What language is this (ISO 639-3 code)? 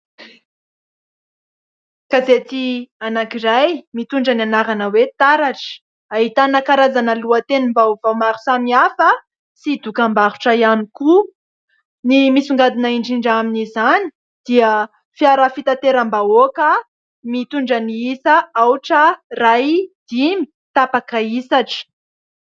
mlg